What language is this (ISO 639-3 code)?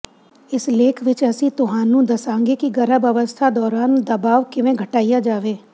pan